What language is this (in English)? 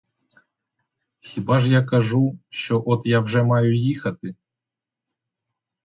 Ukrainian